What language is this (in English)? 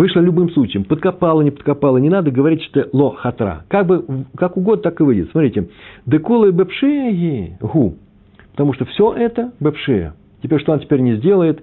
Russian